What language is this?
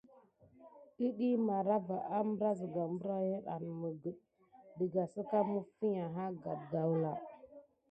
Gidar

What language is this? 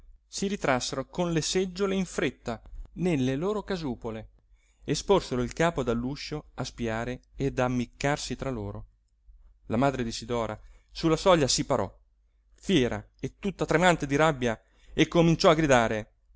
Italian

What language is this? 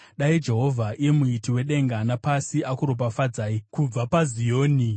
Shona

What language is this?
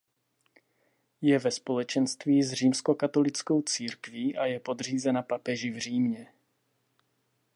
Czech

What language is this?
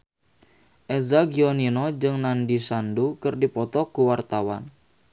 Sundanese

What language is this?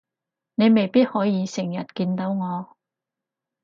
Cantonese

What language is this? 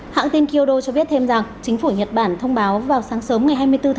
Vietnamese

